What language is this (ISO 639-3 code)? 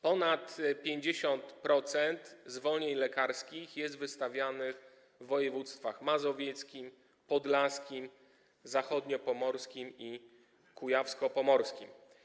pol